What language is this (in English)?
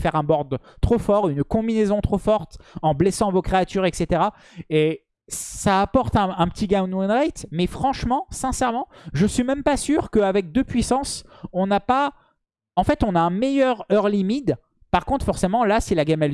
French